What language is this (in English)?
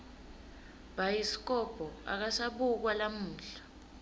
Swati